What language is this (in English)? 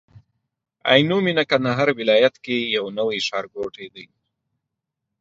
Pashto